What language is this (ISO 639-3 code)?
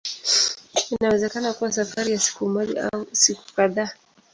swa